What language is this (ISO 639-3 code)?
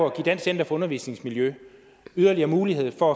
dan